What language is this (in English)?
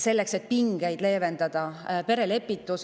Estonian